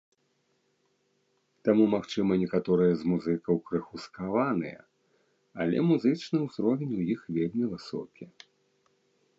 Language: Belarusian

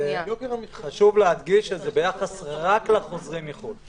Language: Hebrew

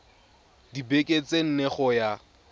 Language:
Tswana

